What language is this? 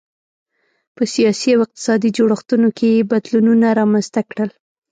Pashto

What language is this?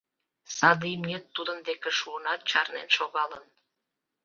Mari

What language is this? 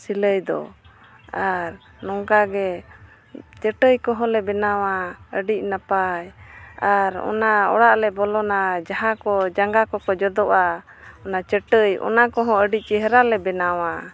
Santali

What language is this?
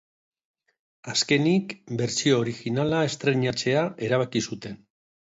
Basque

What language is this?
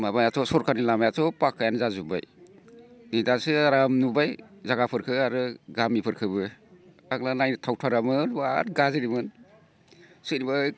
Bodo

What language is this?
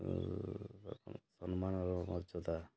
Odia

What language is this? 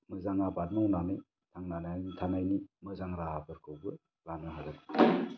Bodo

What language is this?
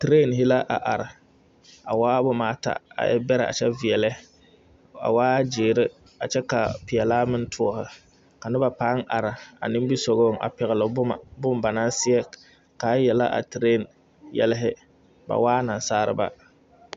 Southern Dagaare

